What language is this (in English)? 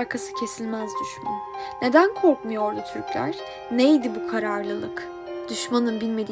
Turkish